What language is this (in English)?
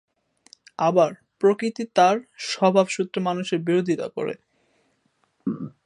Bangla